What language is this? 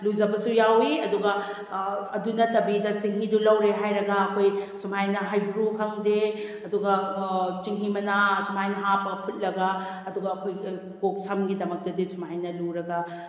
Manipuri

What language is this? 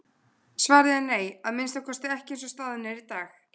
Icelandic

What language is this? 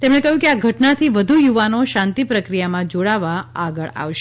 Gujarati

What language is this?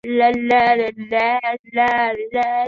Chinese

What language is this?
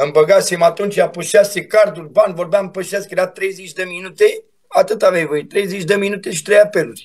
Romanian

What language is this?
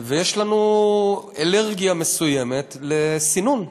Hebrew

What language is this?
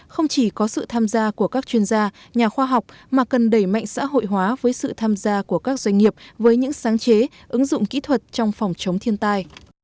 Vietnamese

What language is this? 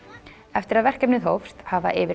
Icelandic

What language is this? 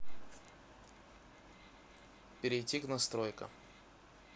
Russian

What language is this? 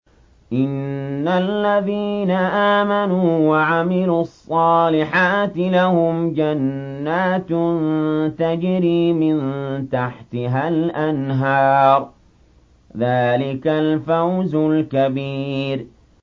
Arabic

